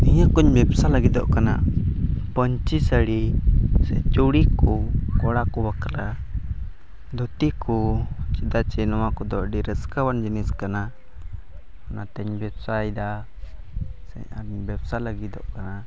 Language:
Santali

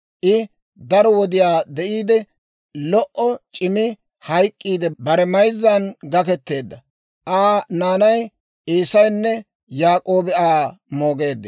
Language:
Dawro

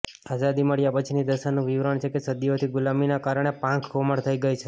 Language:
Gujarati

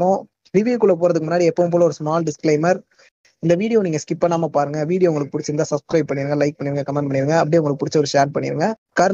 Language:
Tamil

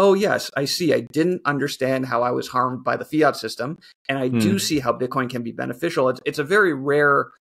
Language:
English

